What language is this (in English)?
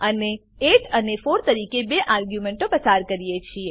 Gujarati